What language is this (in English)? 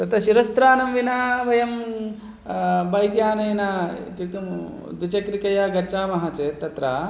Sanskrit